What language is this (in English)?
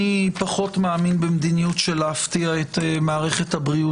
Hebrew